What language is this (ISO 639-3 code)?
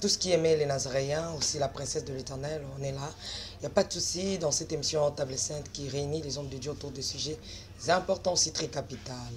fra